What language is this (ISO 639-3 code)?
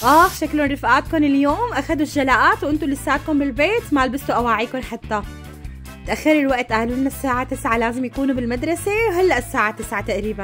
ara